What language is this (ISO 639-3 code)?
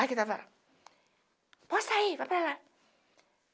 por